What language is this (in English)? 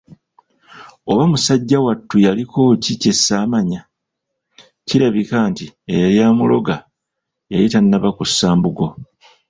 Ganda